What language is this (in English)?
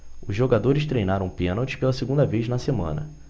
Portuguese